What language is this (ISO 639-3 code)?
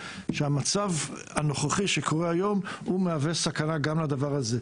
heb